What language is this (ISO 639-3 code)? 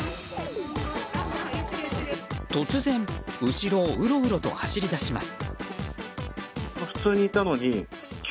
jpn